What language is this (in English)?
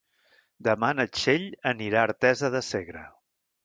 Catalan